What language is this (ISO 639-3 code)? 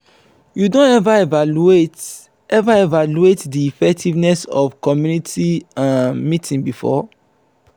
pcm